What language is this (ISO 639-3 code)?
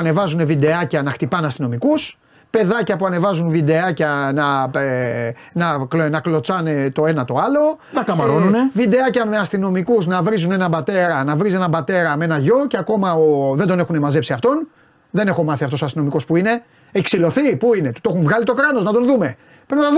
ell